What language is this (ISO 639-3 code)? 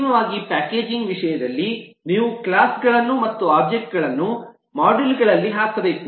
kan